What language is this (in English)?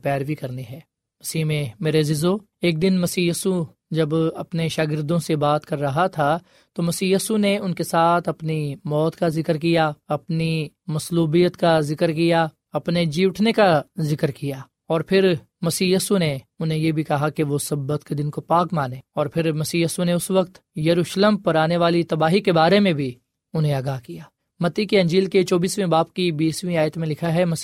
Urdu